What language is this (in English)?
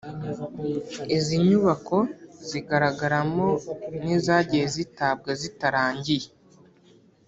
Kinyarwanda